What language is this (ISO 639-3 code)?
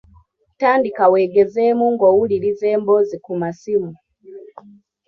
lug